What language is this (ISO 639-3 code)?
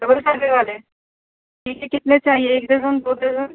urd